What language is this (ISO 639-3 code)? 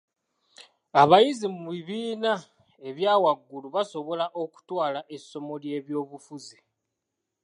lug